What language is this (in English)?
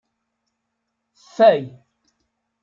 Kabyle